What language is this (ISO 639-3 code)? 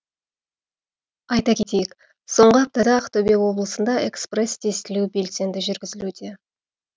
kaz